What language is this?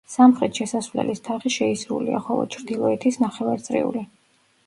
Georgian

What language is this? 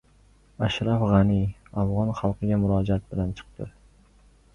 Uzbek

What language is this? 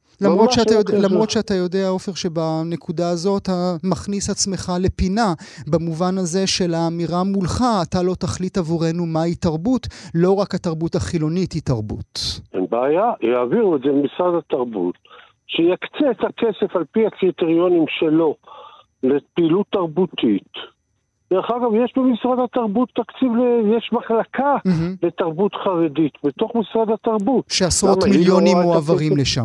Hebrew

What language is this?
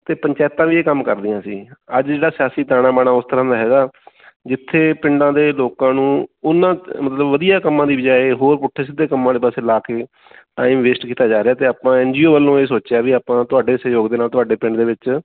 Punjabi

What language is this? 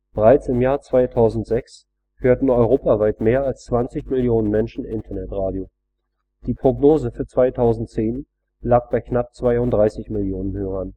German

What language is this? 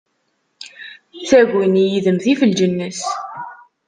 Kabyle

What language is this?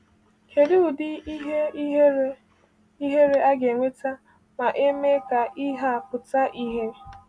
Igbo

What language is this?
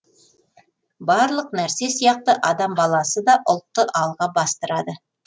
Kazakh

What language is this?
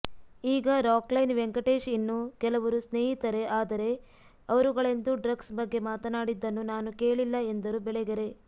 Kannada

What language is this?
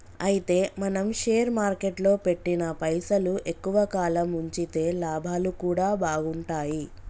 Telugu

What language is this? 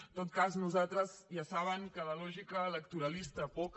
Catalan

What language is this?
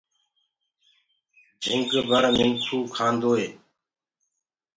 Gurgula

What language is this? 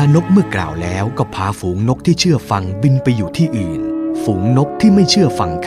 Thai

